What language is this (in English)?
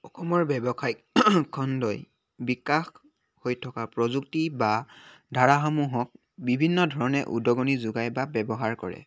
Assamese